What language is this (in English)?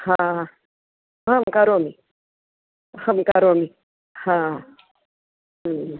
Sanskrit